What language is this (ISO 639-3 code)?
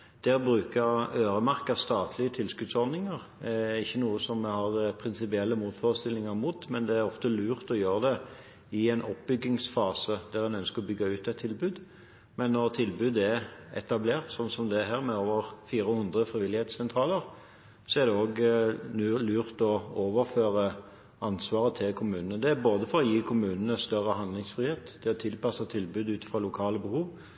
nob